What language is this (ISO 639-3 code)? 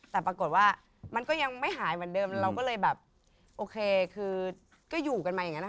tha